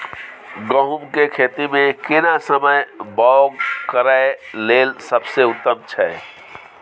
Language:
Maithili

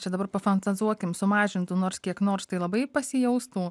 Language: Lithuanian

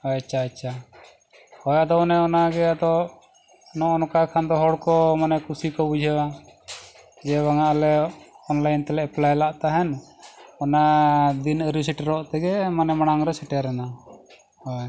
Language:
Santali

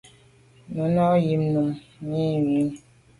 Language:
Medumba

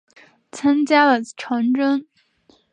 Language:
Chinese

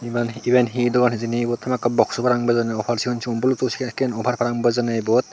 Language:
Chakma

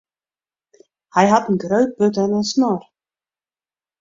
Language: Western Frisian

